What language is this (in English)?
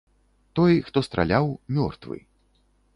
Belarusian